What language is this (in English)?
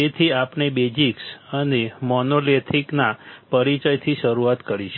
Gujarati